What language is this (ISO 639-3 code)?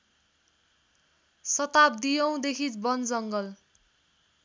nep